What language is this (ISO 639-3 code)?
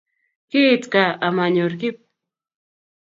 kln